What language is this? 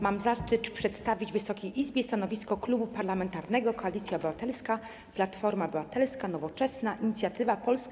Polish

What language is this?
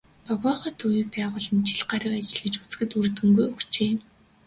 Mongolian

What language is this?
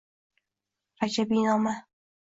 Uzbek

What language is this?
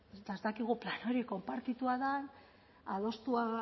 Basque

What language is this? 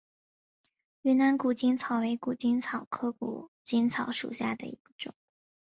Chinese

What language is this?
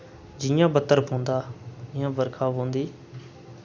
Dogri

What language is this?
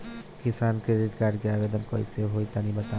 Bhojpuri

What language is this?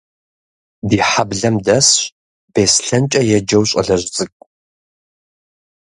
Kabardian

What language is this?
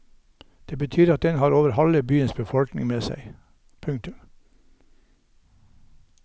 Norwegian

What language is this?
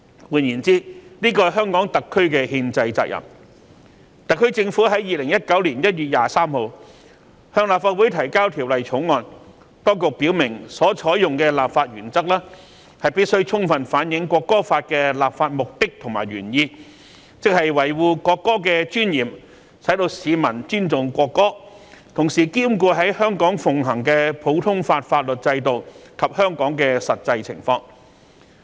Cantonese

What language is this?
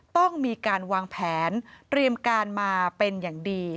Thai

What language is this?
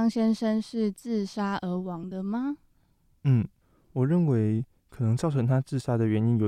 Chinese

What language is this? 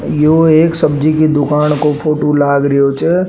Rajasthani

